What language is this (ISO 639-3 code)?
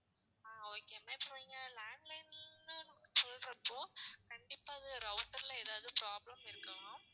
tam